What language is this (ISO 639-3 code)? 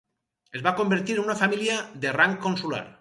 cat